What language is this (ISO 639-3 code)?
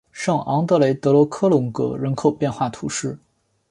zho